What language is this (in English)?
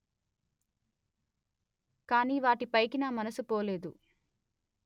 Telugu